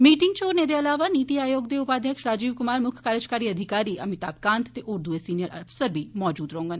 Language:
Dogri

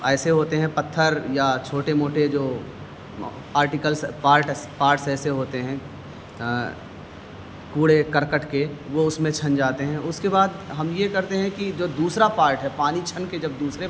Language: Urdu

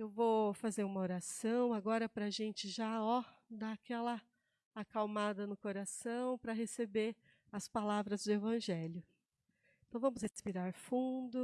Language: Portuguese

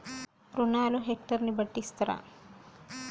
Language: Telugu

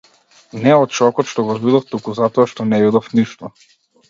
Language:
Macedonian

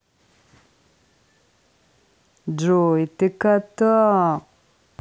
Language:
Russian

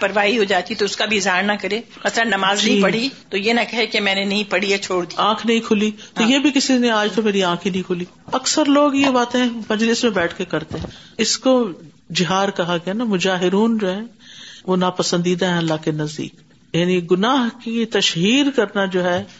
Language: Urdu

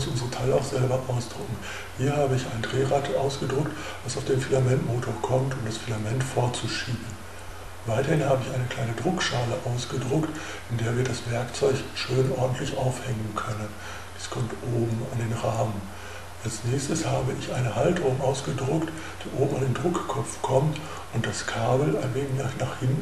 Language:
German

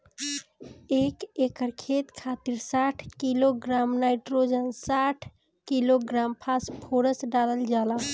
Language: Bhojpuri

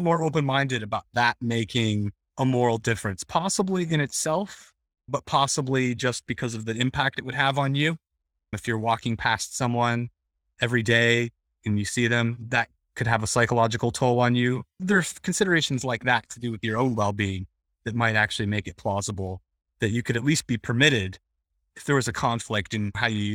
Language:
English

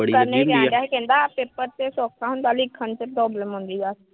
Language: Punjabi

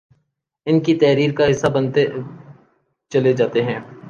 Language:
Urdu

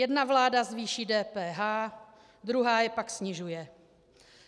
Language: Czech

